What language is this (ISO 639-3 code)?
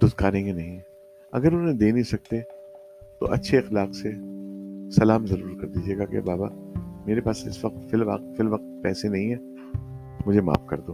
urd